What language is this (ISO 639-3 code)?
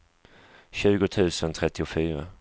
swe